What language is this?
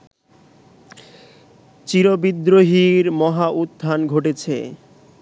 Bangla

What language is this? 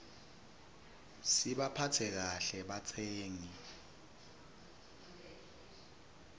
Swati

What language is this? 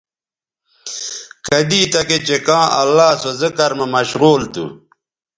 Bateri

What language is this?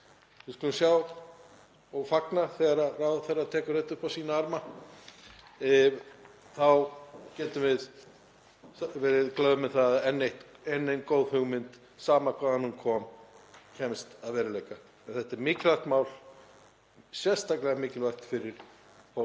Icelandic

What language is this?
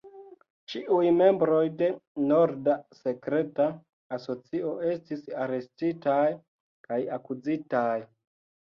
Esperanto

